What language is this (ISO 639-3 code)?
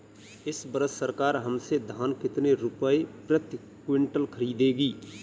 hin